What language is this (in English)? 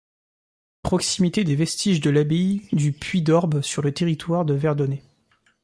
French